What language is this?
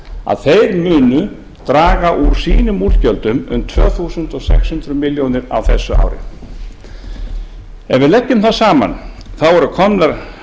Icelandic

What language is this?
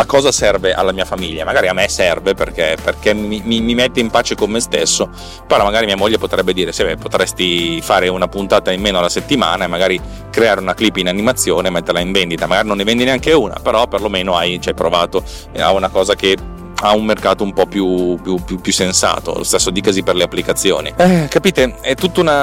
Italian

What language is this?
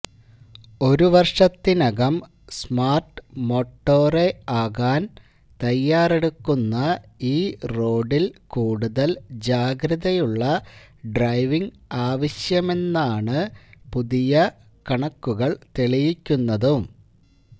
Malayalam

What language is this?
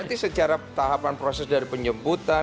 Indonesian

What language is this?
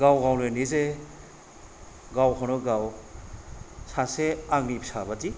Bodo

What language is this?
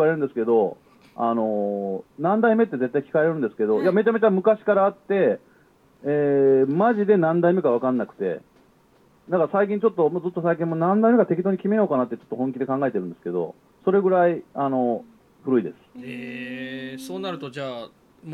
Japanese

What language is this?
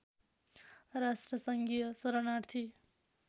Nepali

